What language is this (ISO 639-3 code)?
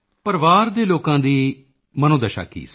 pan